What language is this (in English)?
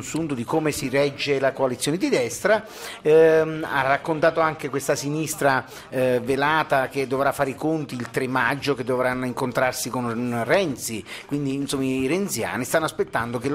Italian